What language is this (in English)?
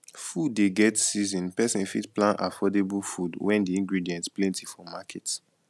Nigerian Pidgin